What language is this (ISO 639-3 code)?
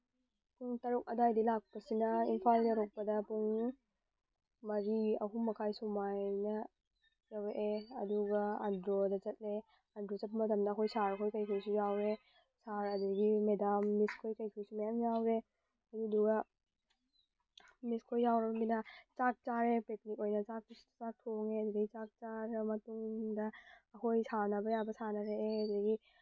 mni